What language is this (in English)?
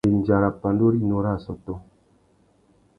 Tuki